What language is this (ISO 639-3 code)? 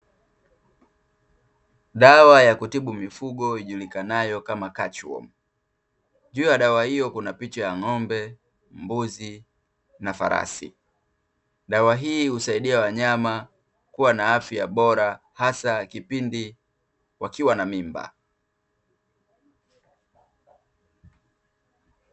swa